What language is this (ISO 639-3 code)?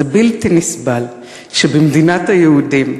heb